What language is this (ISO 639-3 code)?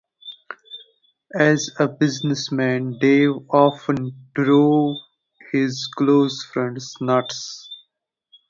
eng